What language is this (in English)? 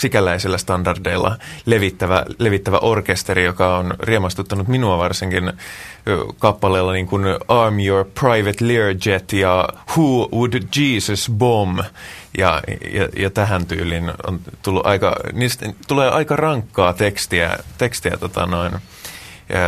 Finnish